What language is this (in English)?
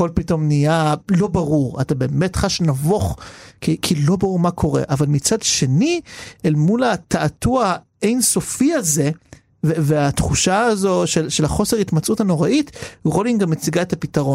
Hebrew